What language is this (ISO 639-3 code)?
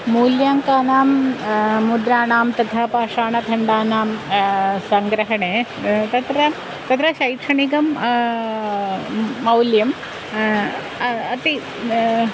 san